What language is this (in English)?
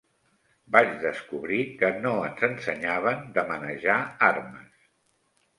Catalan